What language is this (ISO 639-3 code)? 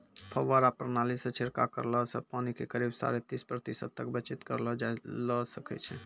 mai